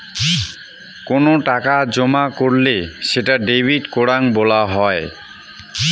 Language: Bangla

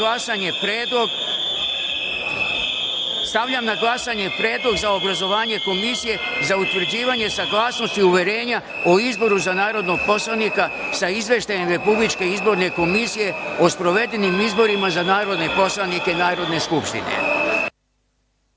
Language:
Serbian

